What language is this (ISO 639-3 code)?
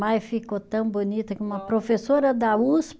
por